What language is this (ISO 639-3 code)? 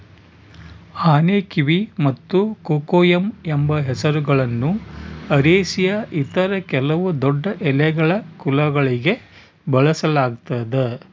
kan